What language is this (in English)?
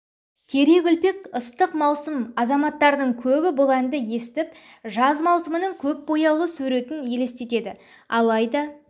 Kazakh